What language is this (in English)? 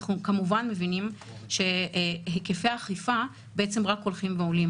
Hebrew